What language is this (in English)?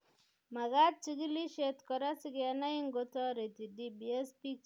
Kalenjin